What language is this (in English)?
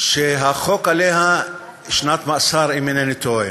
Hebrew